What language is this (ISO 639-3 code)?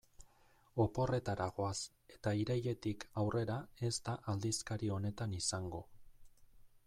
eus